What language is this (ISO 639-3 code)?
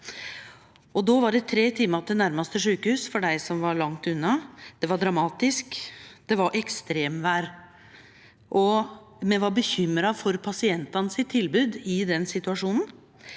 nor